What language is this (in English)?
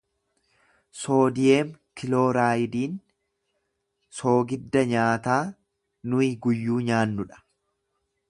Oromo